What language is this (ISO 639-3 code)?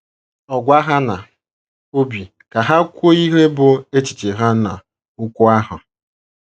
ibo